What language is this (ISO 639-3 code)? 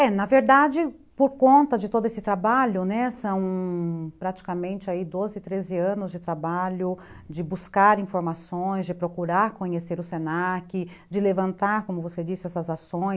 por